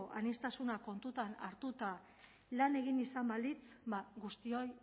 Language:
Basque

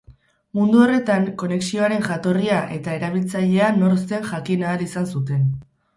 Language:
Basque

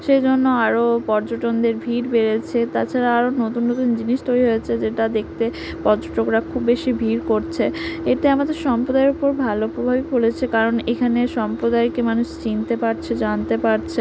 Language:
Bangla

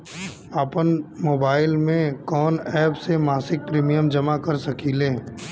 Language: Bhojpuri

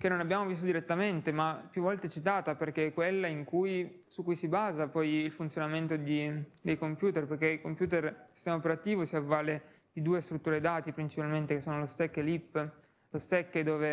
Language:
Italian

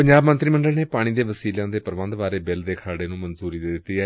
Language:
Punjabi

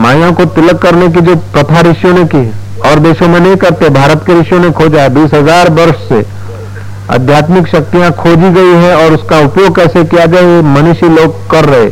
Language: Hindi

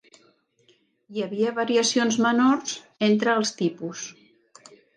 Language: Catalan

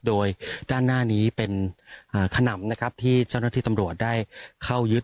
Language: Thai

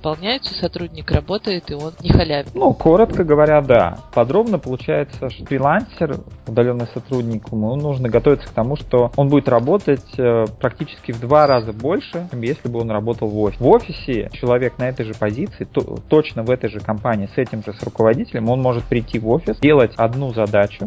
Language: Russian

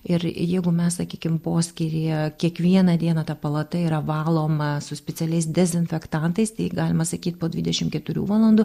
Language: Lithuanian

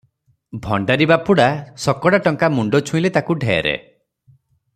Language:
Odia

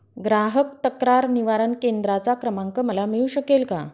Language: Marathi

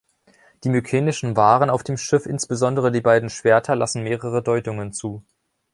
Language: German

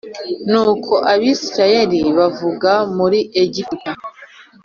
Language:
Kinyarwanda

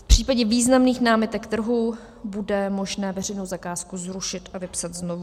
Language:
Czech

